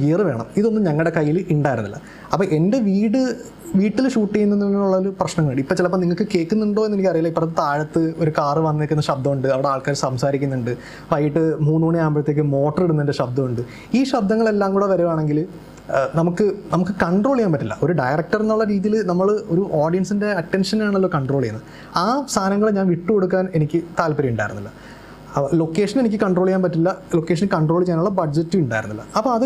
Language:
Malayalam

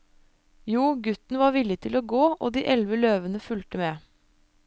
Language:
Norwegian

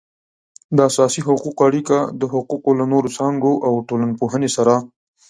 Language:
Pashto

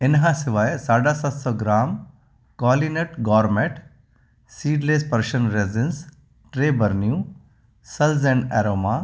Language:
Sindhi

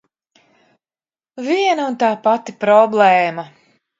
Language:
Latvian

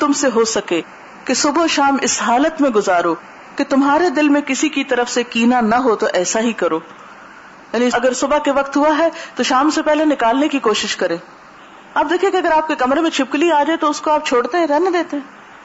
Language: Urdu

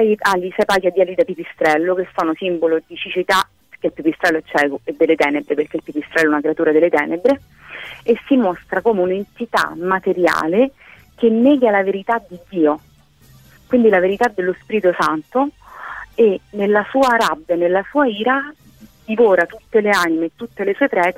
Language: Italian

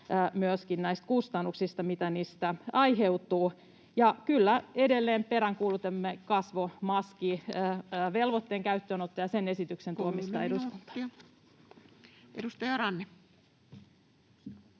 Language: Finnish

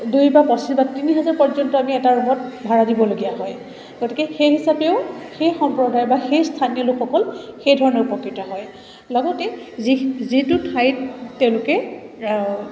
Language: Assamese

